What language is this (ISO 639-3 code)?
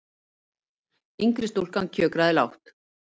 isl